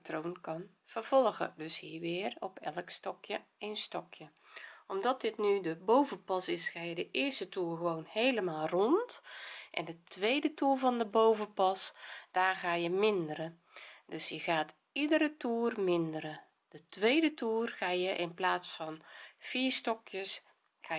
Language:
Dutch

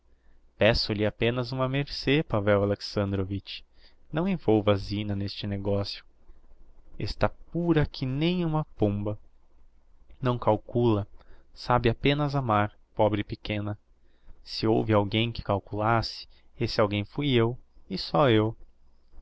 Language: Portuguese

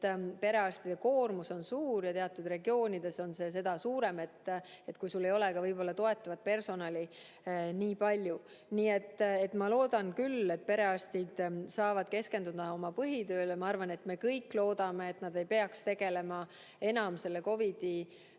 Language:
Estonian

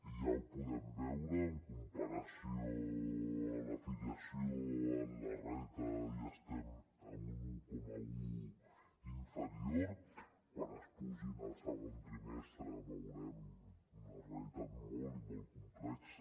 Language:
Catalan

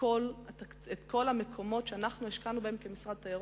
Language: Hebrew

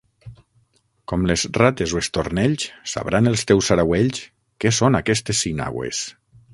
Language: Catalan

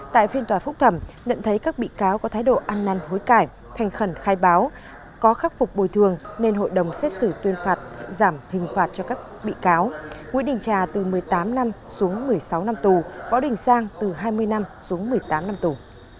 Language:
Vietnamese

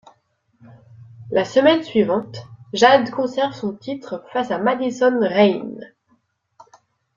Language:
French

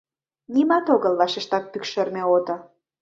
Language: Mari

